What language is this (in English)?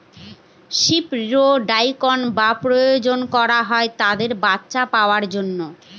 Bangla